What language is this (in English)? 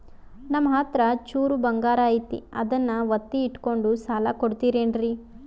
Kannada